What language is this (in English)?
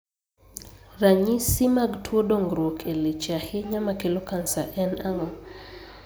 Luo (Kenya and Tanzania)